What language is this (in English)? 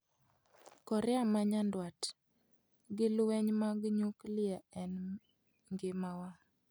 Luo (Kenya and Tanzania)